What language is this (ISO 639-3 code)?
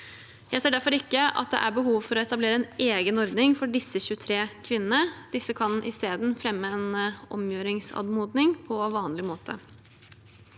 nor